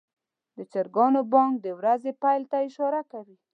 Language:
Pashto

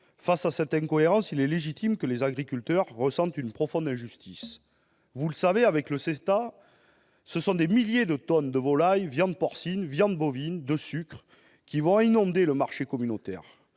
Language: French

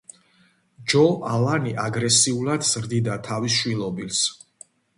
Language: Georgian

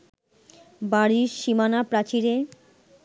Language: Bangla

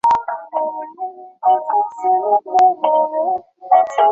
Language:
Chinese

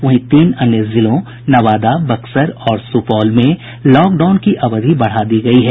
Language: Hindi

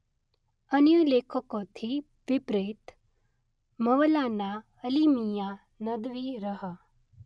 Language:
Gujarati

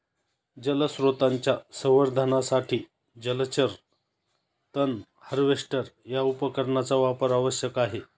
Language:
Marathi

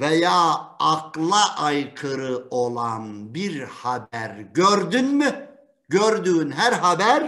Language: Turkish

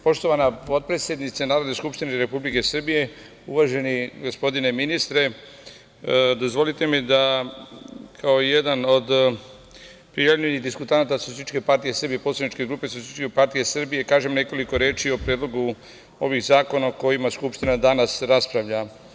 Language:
Serbian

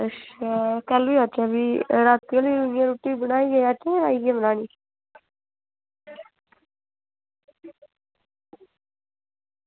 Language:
Dogri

